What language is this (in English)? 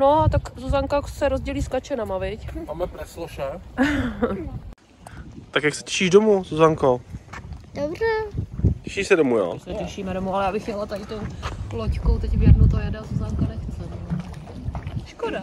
Czech